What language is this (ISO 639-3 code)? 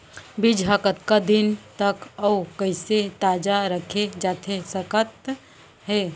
hne